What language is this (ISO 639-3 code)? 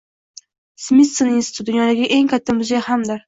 uzb